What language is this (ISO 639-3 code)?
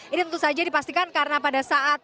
ind